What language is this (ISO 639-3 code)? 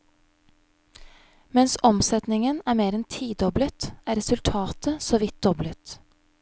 nor